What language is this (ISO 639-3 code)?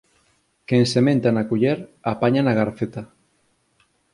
glg